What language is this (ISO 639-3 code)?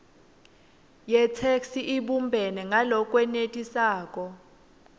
ssw